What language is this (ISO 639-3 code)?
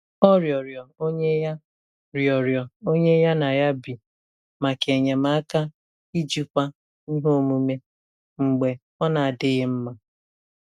ibo